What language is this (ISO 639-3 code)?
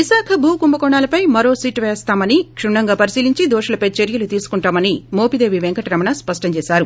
tel